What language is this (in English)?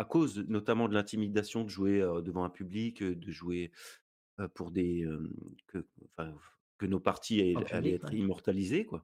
French